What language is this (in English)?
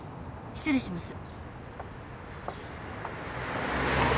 Japanese